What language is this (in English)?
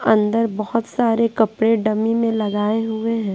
Hindi